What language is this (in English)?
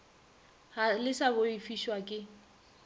Northern Sotho